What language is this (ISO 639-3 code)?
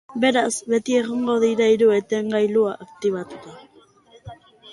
eus